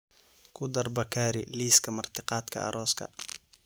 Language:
Somali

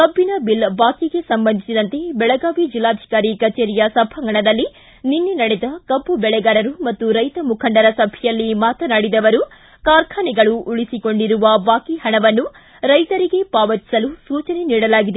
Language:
Kannada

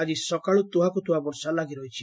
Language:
Odia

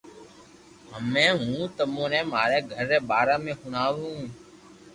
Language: Loarki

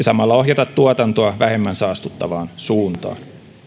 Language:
Finnish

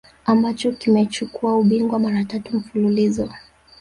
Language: Swahili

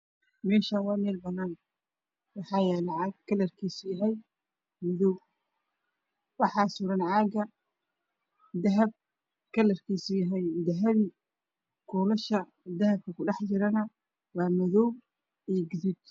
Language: Somali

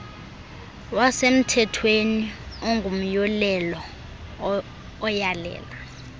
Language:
Xhosa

